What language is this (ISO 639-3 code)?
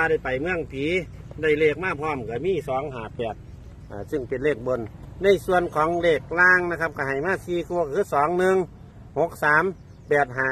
tha